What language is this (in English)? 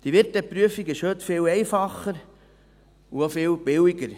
Swiss German